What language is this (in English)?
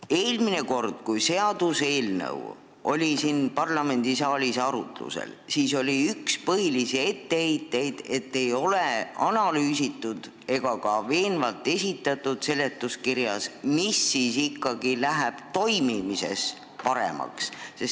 Estonian